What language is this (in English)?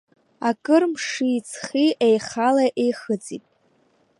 Abkhazian